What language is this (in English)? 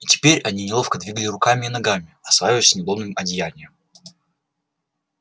Russian